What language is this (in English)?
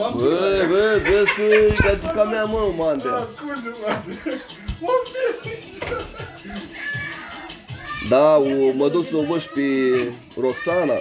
Romanian